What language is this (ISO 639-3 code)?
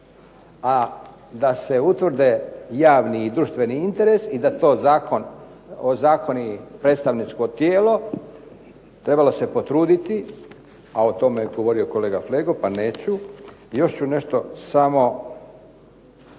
hrv